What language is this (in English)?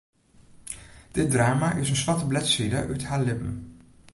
Western Frisian